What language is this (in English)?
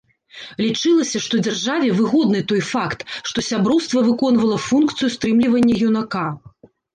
Belarusian